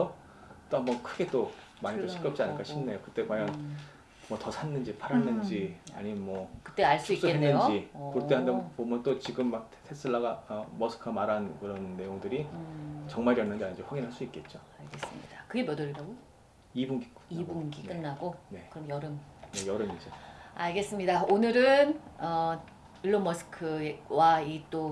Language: Korean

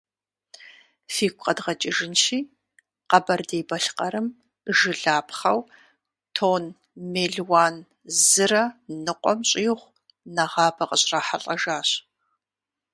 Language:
Kabardian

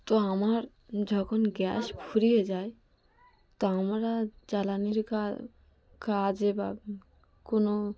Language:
Bangla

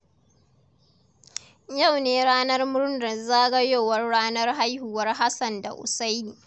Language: Hausa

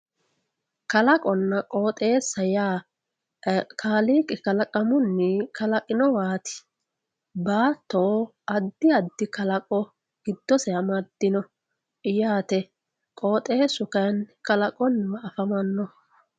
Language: Sidamo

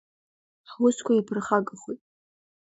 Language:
Abkhazian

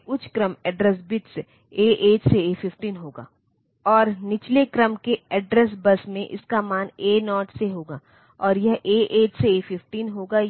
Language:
Hindi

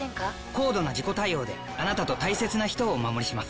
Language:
Japanese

